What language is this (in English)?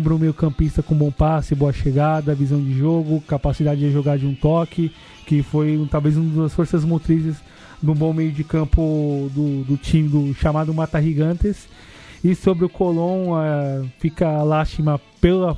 Portuguese